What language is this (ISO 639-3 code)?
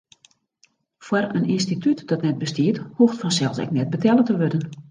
fry